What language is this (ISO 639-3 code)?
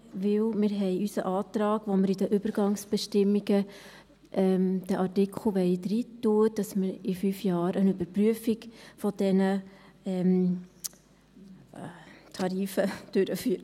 gsw